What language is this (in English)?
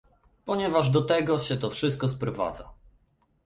Polish